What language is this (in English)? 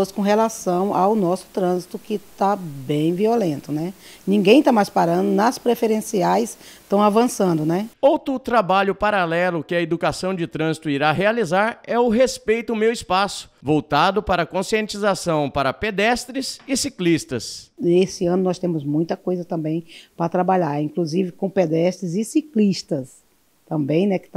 Portuguese